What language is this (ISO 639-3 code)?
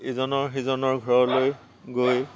asm